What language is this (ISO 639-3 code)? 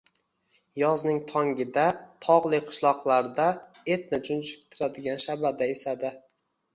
uzb